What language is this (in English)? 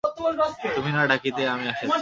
Bangla